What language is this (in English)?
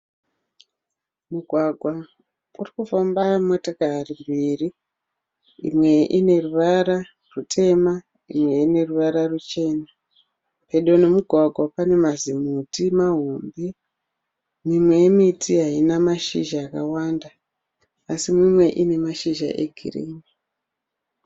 Shona